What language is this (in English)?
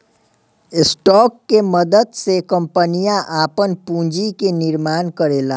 Bhojpuri